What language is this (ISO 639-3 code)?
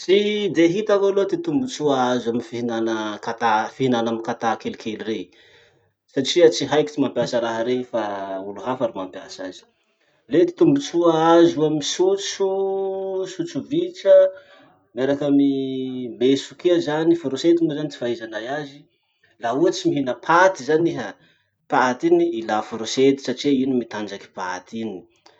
msh